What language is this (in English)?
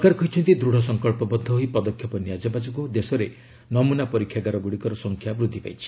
Odia